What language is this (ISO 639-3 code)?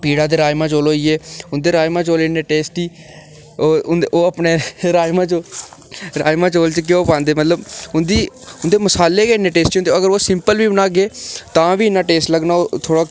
doi